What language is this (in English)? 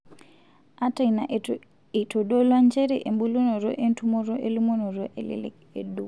Masai